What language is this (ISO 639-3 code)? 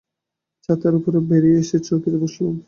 ben